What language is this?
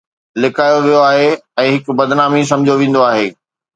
Sindhi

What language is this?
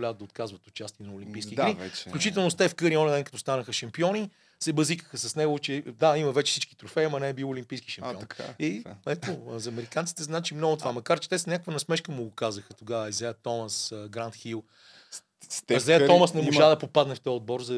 Bulgarian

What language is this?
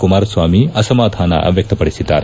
Kannada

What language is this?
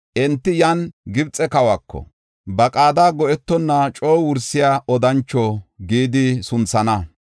Gofa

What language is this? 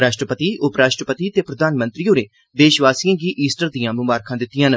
Dogri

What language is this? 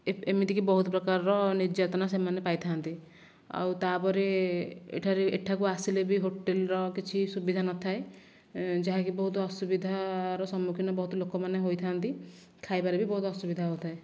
Odia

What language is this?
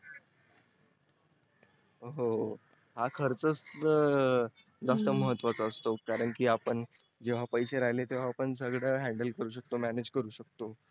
Marathi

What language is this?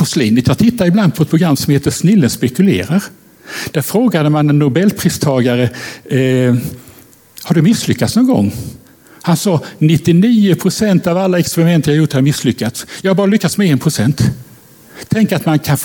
Swedish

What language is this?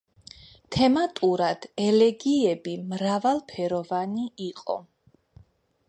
Georgian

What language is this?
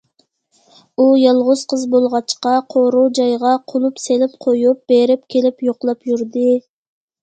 Uyghur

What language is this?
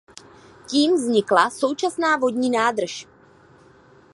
Czech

